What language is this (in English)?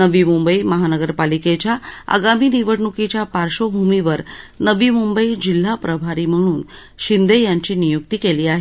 Marathi